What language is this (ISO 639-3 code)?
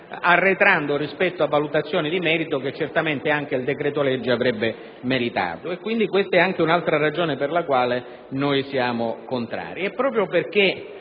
ita